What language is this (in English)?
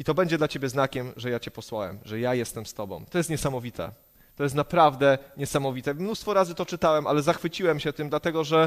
Polish